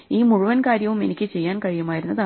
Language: Malayalam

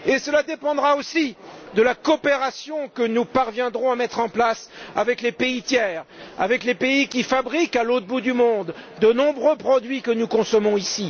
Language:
French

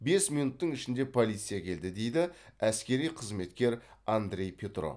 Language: Kazakh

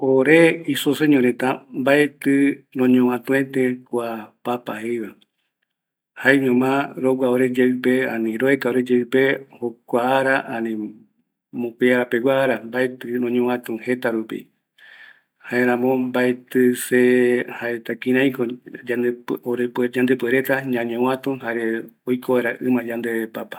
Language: Eastern Bolivian Guaraní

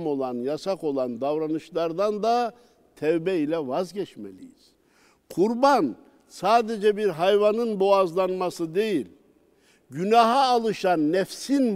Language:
Turkish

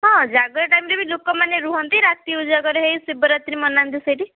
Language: Odia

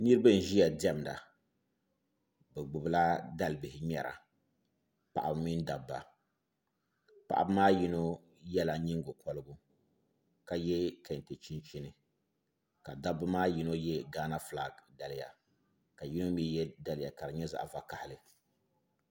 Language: Dagbani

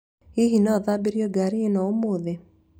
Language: Kikuyu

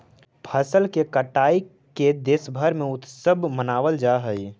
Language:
Magahi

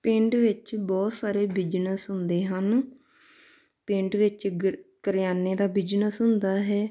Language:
Punjabi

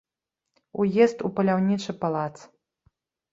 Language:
Belarusian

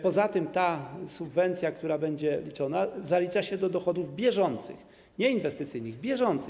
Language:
Polish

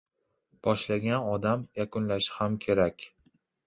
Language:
Uzbek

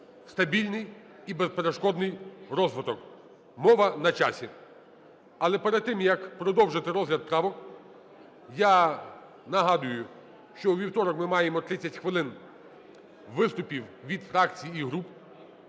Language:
Ukrainian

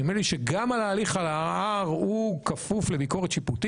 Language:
Hebrew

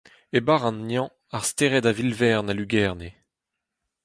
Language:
Breton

